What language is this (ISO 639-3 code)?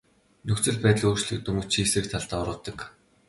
mon